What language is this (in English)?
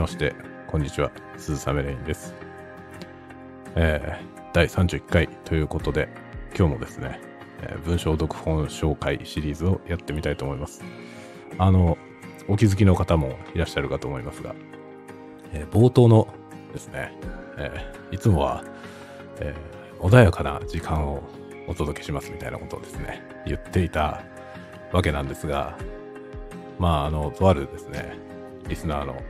Japanese